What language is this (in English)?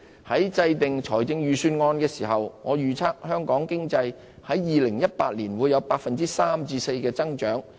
Cantonese